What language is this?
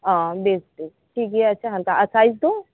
Santali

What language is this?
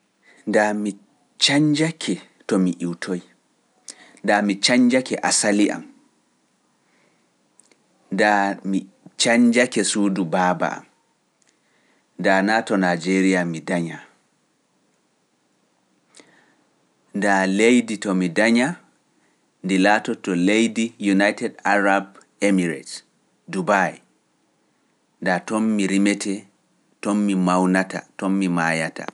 Pular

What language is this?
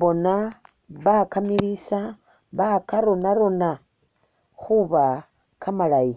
Masaaba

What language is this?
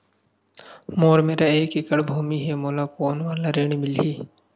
Chhattisgarhi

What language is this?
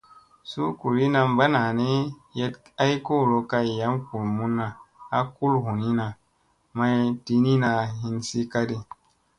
Musey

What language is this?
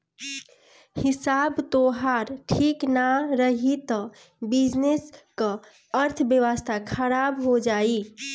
Bhojpuri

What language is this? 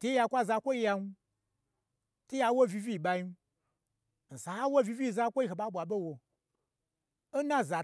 Gbagyi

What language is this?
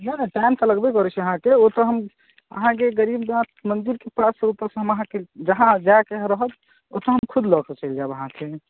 Maithili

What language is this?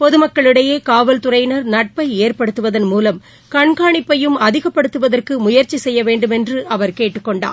Tamil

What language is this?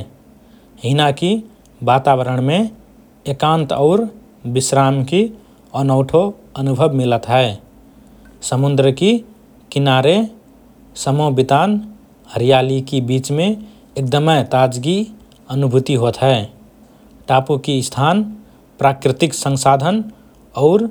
Rana Tharu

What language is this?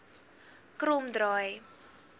Afrikaans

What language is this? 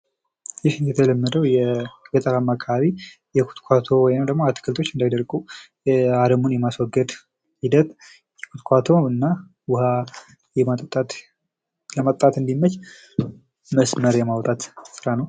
Amharic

